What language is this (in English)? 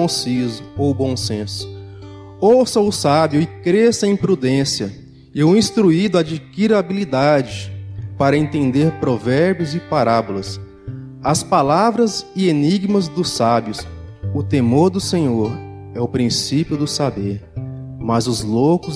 Portuguese